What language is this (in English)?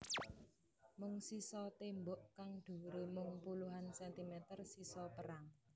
Javanese